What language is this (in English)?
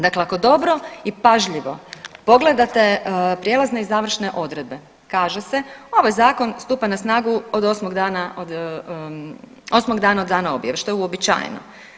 Croatian